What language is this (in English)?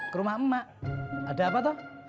Indonesian